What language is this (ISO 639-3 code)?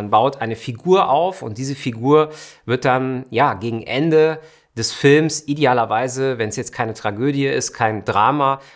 deu